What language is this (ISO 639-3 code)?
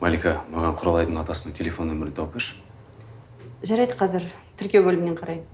tur